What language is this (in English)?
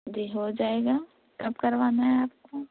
Urdu